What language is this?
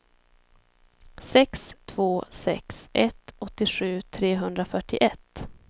Swedish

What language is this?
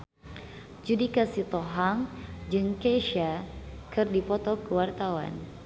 Sundanese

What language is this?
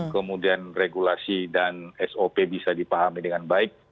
Indonesian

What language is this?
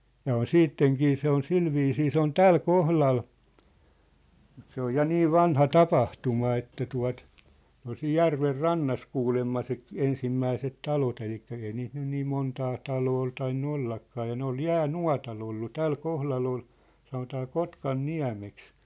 Finnish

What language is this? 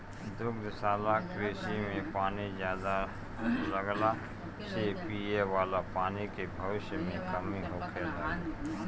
Bhojpuri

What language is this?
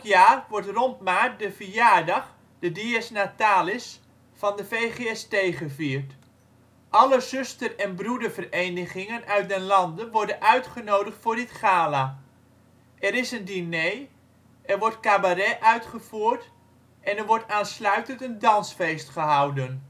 Dutch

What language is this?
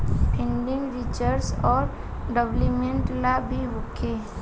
Bhojpuri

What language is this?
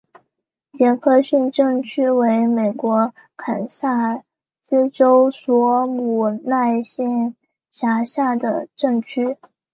Chinese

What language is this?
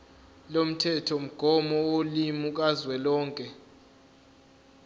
Zulu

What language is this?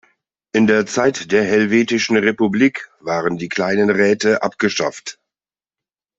German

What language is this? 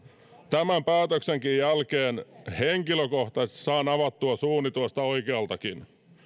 Finnish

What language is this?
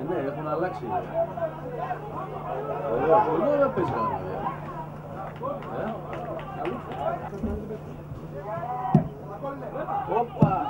Greek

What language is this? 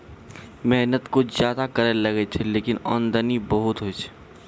Maithili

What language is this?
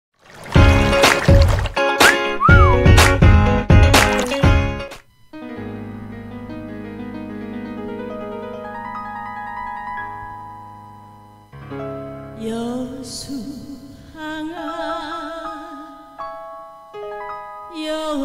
Spanish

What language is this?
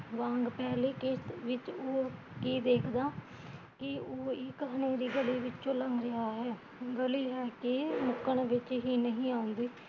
Punjabi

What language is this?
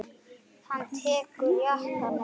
Icelandic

